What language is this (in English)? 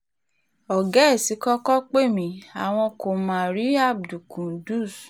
Yoruba